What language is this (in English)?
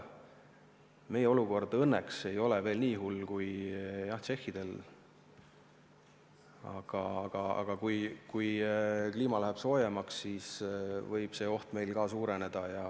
Estonian